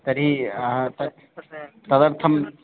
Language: Sanskrit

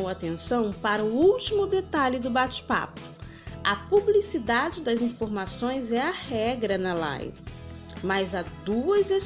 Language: Portuguese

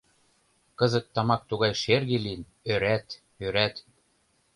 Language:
Mari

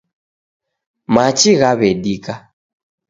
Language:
Taita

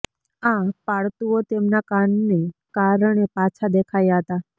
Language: Gujarati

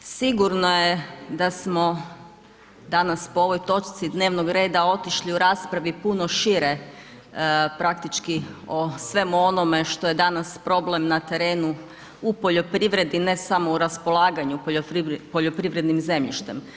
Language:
Croatian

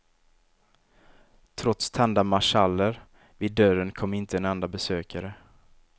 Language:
Swedish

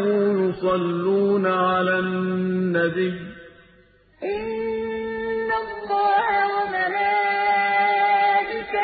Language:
Arabic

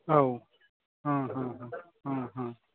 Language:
Bodo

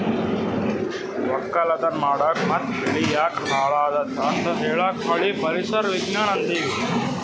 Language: Kannada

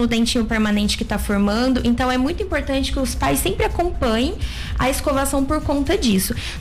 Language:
Portuguese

